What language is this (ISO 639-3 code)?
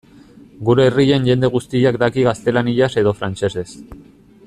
eus